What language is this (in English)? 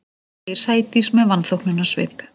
Icelandic